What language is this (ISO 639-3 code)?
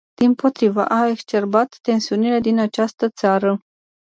ron